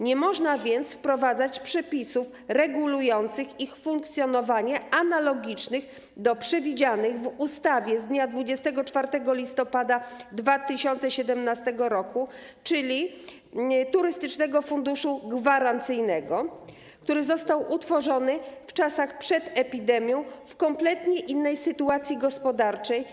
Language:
Polish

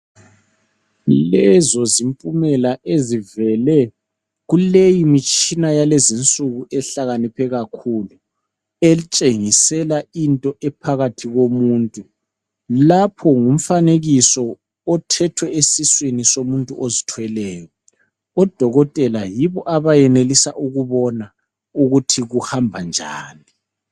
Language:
North Ndebele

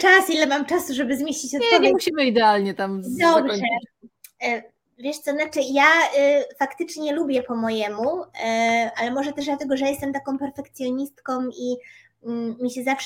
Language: Polish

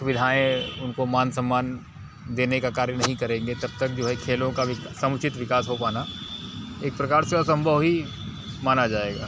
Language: Hindi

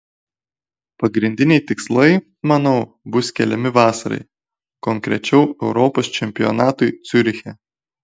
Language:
Lithuanian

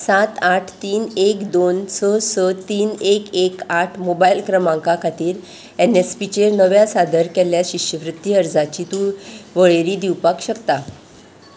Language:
Konkani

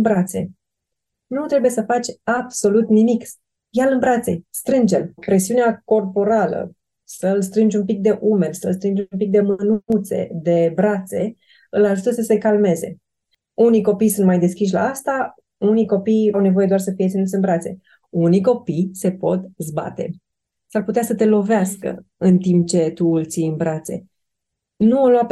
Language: Romanian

